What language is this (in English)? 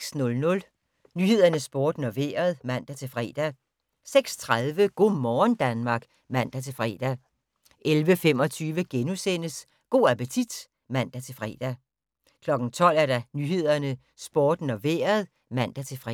Danish